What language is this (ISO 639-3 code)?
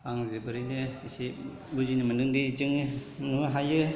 brx